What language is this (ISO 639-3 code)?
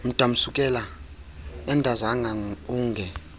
xho